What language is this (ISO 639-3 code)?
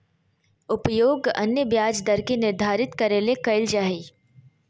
mag